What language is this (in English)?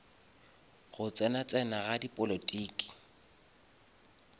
Northern Sotho